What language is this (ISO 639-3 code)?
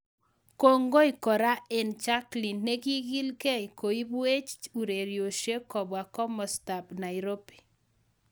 kln